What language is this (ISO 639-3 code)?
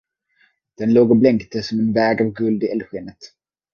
swe